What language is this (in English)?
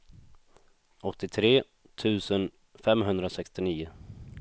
Swedish